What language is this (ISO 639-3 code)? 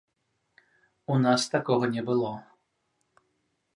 bel